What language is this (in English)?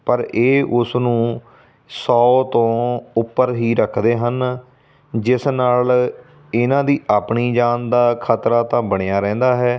Punjabi